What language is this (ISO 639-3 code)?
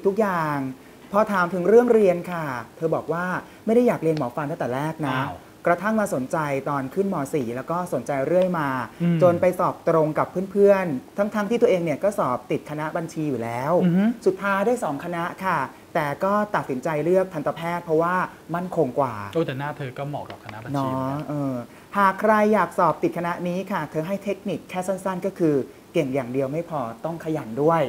tha